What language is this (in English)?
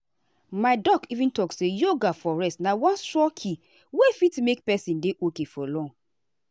Nigerian Pidgin